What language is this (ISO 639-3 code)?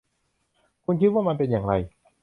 tha